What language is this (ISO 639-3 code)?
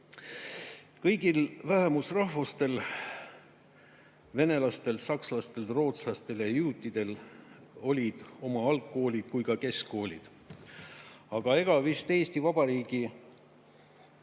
est